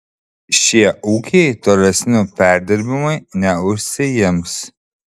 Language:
Lithuanian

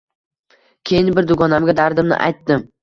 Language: Uzbek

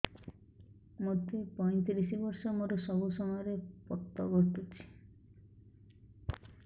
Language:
Odia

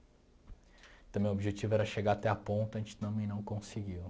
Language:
Portuguese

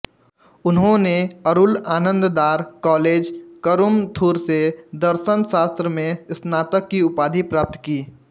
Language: Hindi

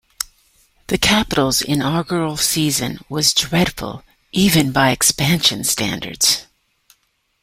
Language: English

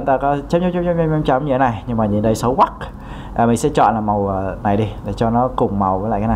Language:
Vietnamese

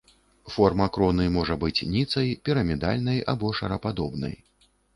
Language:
Belarusian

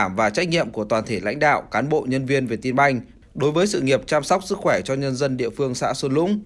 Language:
Vietnamese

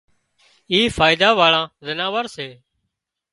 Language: Wadiyara Koli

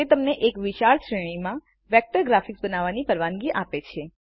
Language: Gujarati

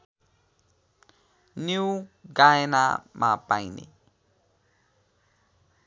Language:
Nepali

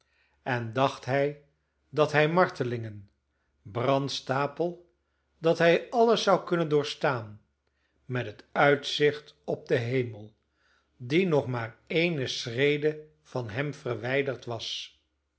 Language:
Dutch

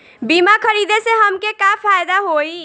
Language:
Bhojpuri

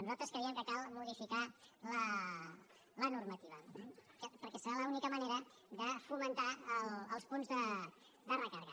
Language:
Catalan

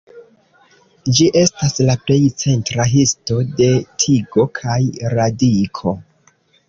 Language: Esperanto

